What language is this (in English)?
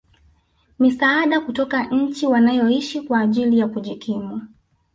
Swahili